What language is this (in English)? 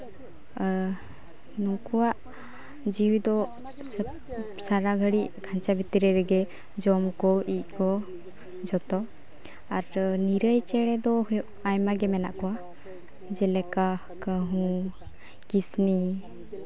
Santali